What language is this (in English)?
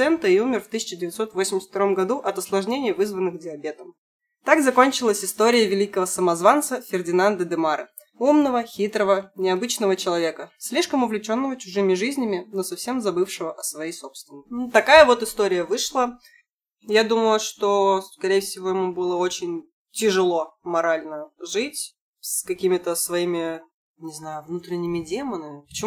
Russian